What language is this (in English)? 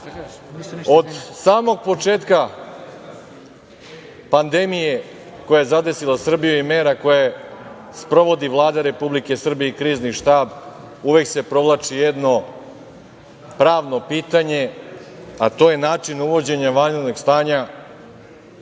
Serbian